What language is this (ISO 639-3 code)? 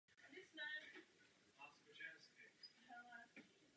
ces